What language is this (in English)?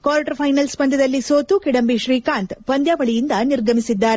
Kannada